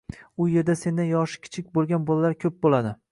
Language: Uzbek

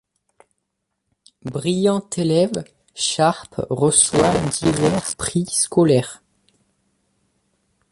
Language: French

